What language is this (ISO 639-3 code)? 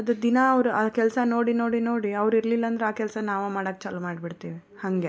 kan